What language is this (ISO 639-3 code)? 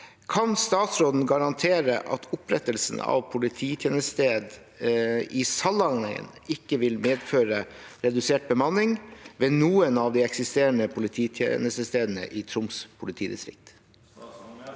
nor